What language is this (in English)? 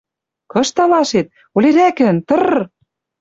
Western Mari